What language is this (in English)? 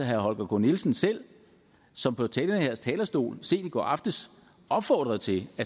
Danish